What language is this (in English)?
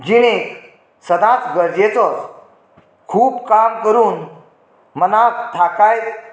Konkani